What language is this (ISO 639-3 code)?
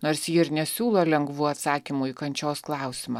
lit